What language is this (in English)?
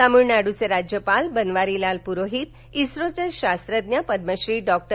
Marathi